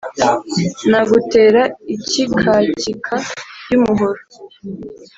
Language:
Kinyarwanda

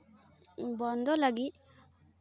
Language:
Santali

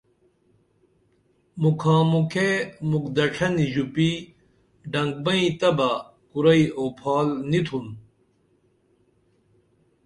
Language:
Dameli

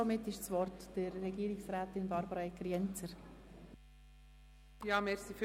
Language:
Swiss German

